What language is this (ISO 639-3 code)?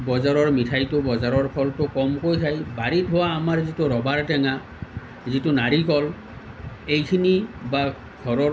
asm